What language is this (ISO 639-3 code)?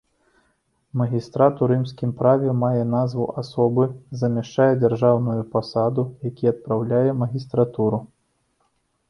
bel